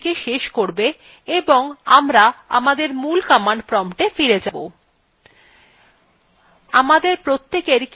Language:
Bangla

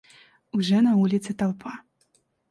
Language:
Russian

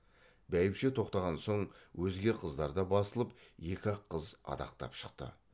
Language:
Kazakh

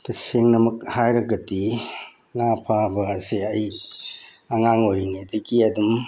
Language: Manipuri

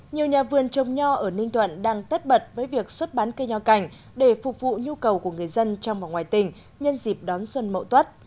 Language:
Vietnamese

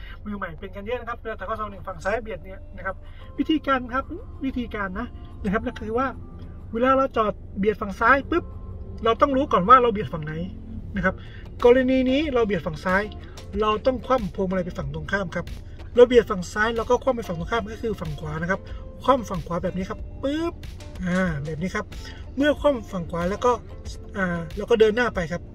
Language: Thai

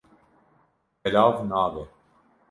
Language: Kurdish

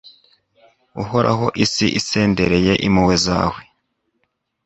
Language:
Kinyarwanda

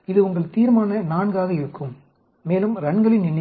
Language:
Tamil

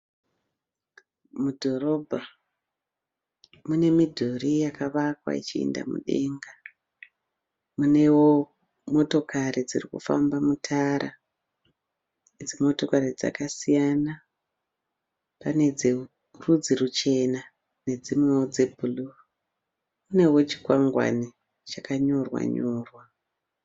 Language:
Shona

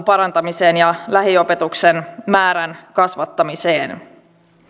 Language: Finnish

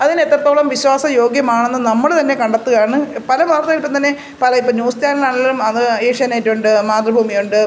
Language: Malayalam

